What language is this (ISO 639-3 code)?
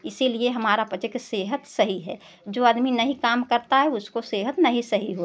hin